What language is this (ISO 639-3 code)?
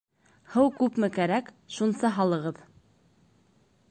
bak